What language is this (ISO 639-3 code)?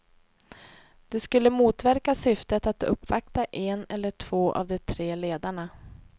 swe